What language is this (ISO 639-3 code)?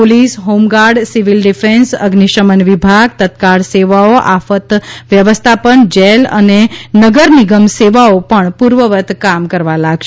guj